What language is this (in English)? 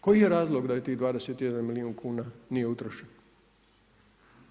Croatian